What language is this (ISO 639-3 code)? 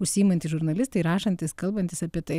lit